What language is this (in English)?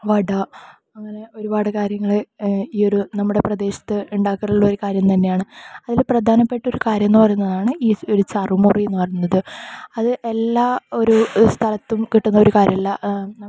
Malayalam